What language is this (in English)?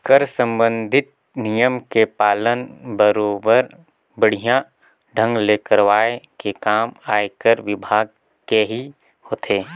Chhattisgarhi